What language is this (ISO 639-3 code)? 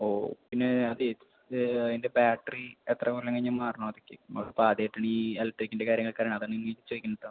mal